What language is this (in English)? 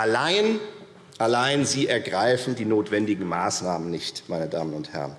German